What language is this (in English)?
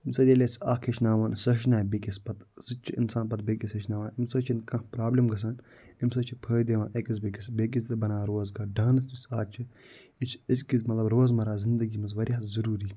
Kashmiri